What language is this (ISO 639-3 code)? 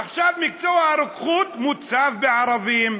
heb